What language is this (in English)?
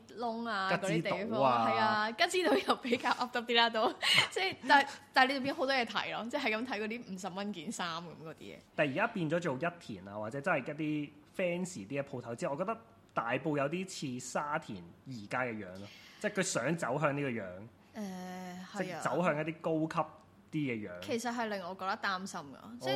Chinese